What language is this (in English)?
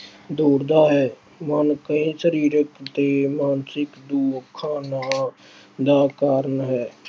Punjabi